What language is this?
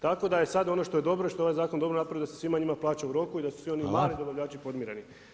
Croatian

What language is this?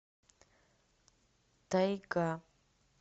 Russian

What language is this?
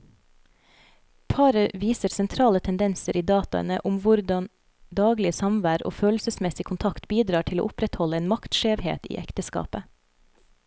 Norwegian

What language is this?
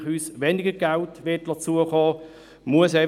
Swiss German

